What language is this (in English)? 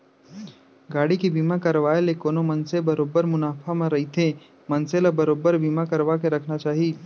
Chhattisgarhi